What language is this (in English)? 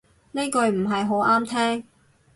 Cantonese